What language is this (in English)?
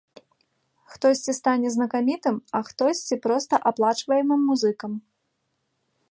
Belarusian